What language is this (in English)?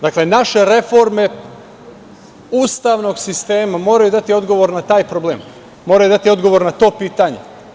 Serbian